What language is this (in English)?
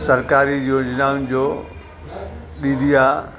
Sindhi